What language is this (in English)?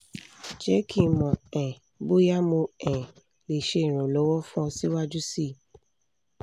Yoruba